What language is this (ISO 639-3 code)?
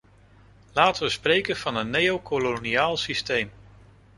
nld